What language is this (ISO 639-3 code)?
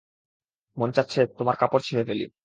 ben